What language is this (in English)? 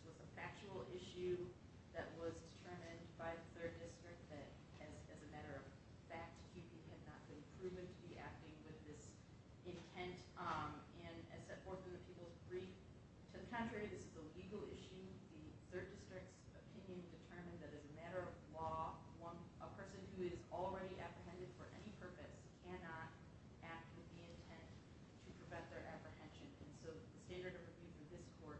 English